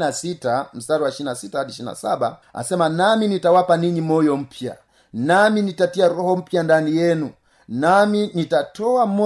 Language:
Swahili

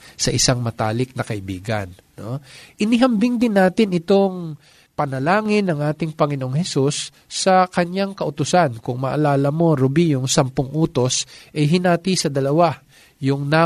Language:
Filipino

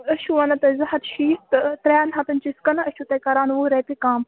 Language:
Kashmiri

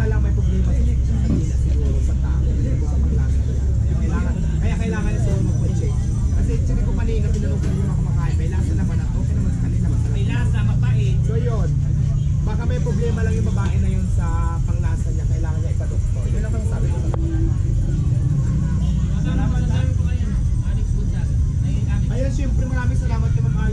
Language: Filipino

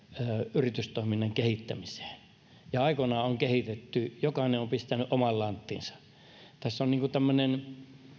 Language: Finnish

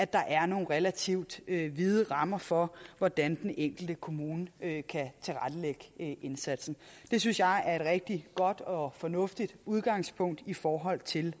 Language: Danish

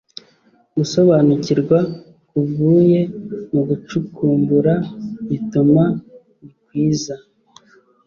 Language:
Kinyarwanda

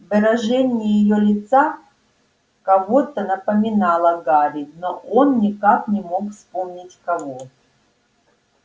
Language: Russian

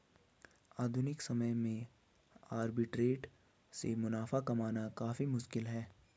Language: Hindi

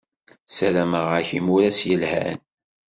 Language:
Kabyle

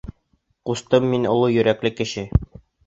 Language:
Bashkir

